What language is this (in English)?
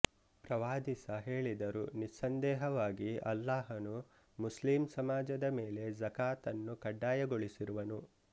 Kannada